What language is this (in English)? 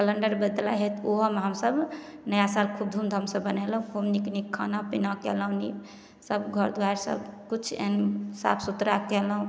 Maithili